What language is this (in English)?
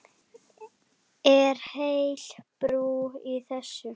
Icelandic